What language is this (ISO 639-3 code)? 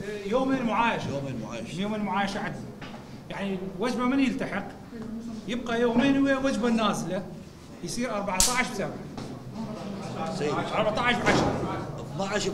ara